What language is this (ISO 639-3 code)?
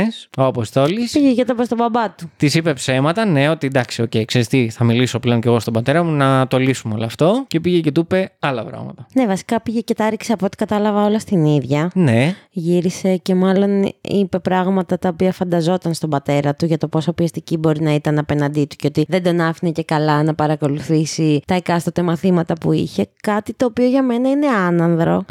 ell